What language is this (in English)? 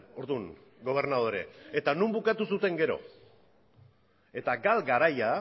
Basque